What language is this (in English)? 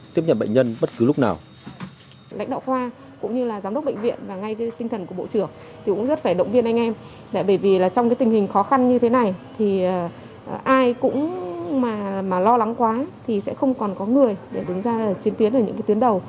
Vietnamese